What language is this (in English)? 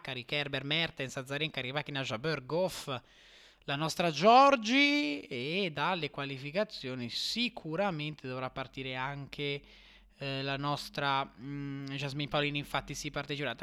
Italian